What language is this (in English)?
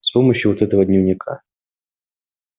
Russian